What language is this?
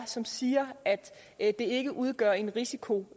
Danish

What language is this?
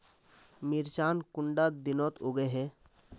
Magahi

